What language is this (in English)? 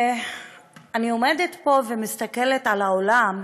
Hebrew